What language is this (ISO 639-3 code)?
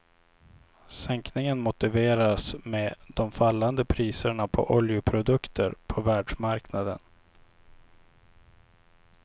swe